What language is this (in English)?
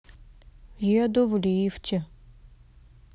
Russian